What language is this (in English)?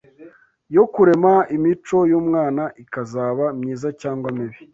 Kinyarwanda